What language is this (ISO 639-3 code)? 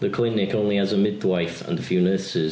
eng